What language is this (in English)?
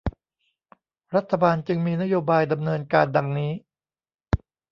Thai